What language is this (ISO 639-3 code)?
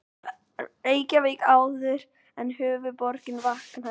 isl